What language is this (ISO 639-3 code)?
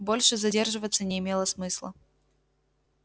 rus